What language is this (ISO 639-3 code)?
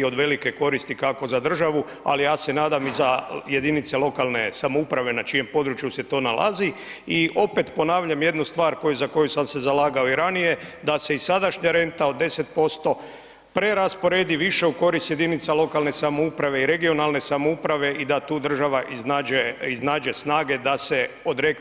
hrv